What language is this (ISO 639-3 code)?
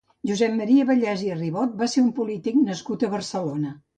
cat